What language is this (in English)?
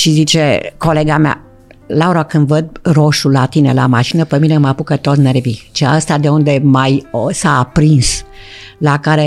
Romanian